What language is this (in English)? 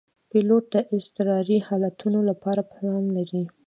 Pashto